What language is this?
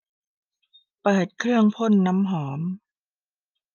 Thai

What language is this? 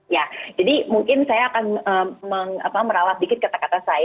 Indonesian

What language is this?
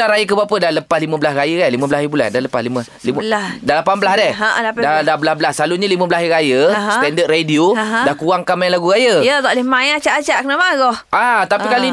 Malay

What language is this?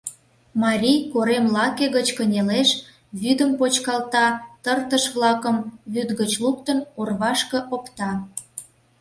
Mari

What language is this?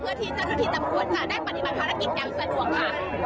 Thai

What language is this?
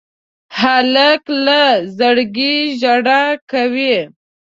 Pashto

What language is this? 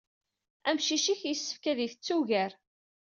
Kabyle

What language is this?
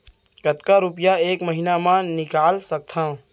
Chhattisgarhi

